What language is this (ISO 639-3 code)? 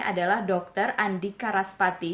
ind